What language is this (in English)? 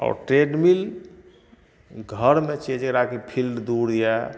Maithili